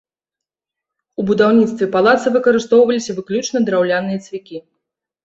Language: Belarusian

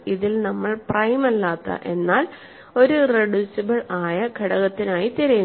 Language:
Malayalam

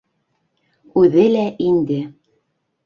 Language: Bashkir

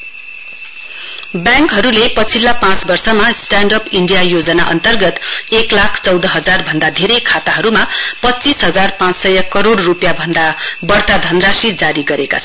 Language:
Nepali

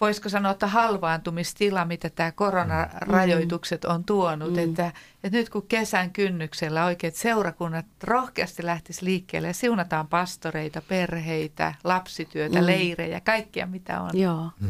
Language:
Finnish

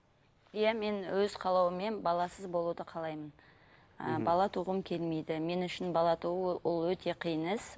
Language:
Kazakh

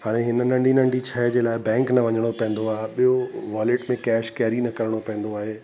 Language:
Sindhi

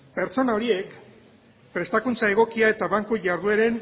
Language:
Basque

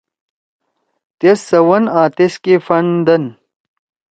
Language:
Torwali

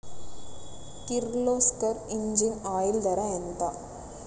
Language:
Telugu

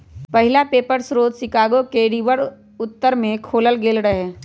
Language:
Magahi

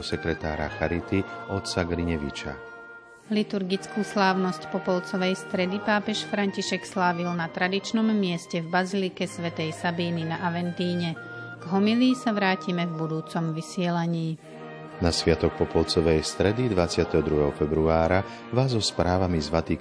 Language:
Slovak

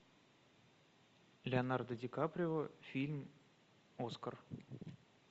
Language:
Russian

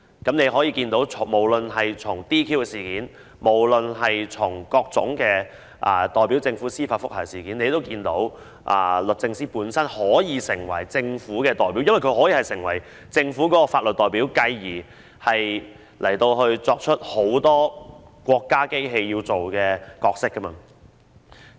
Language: Cantonese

